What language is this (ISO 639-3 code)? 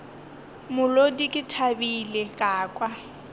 nso